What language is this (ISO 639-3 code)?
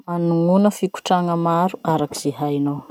msh